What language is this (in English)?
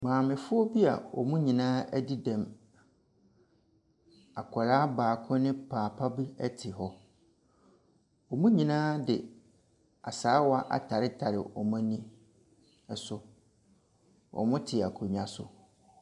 Akan